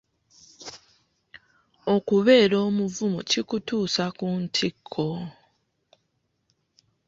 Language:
Ganda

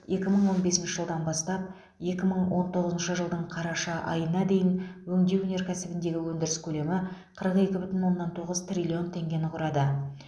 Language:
Kazakh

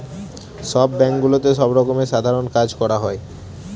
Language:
Bangla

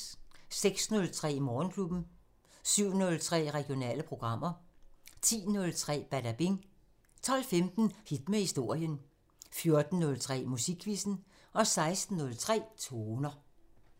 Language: Danish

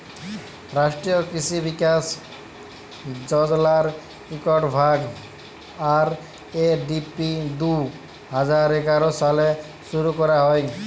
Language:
Bangla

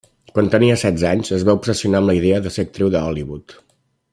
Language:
Catalan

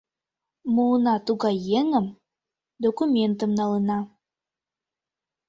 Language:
Mari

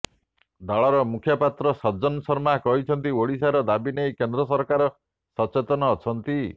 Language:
Odia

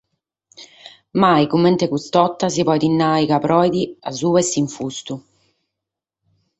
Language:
Sardinian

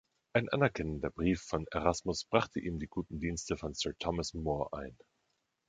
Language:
German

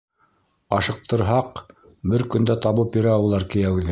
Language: Bashkir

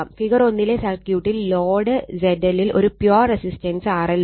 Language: Malayalam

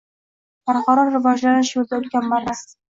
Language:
Uzbek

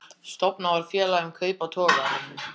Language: Icelandic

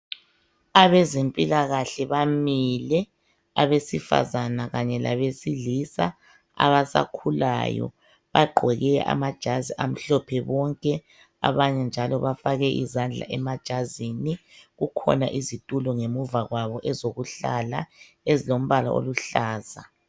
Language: North Ndebele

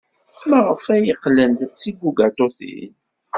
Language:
Kabyle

